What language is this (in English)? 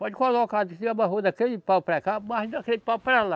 Portuguese